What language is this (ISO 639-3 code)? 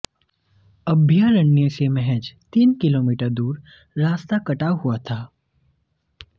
hin